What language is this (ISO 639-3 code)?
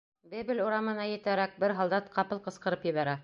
bak